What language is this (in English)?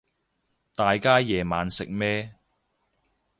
Cantonese